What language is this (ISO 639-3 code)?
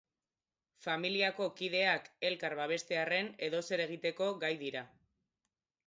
eus